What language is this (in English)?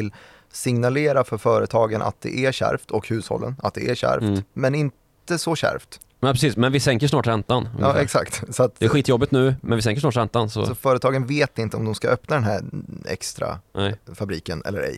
Swedish